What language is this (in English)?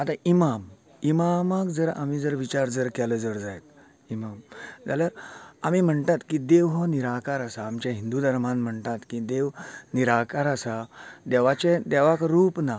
Konkani